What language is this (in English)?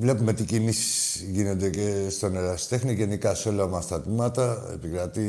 Greek